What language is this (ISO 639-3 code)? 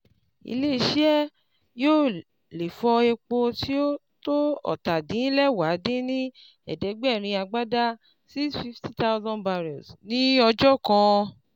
yor